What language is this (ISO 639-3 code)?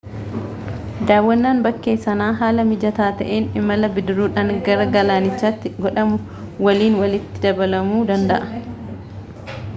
orm